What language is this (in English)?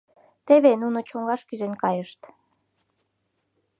Mari